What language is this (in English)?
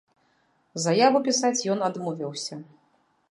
Belarusian